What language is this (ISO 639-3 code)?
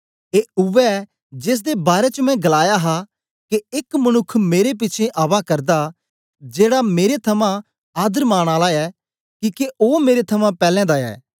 doi